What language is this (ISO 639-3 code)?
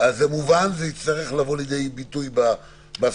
heb